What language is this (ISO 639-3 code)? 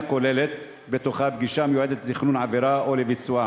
heb